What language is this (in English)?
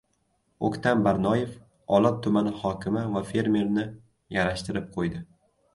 Uzbek